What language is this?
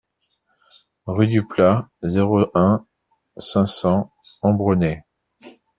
French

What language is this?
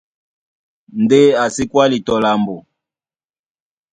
Duala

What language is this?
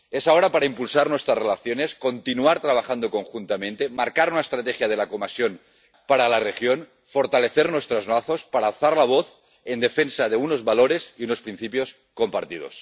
Spanish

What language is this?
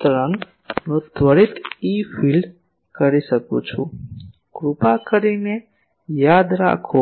Gujarati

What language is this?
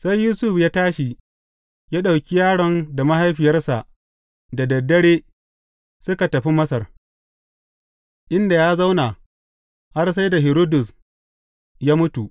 Hausa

